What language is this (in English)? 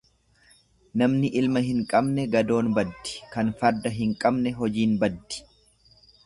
Oromo